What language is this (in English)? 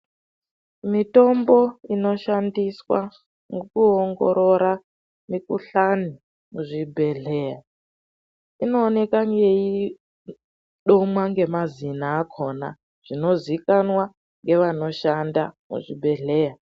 Ndau